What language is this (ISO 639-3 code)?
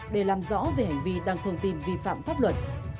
vie